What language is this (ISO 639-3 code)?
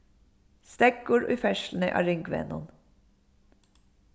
fao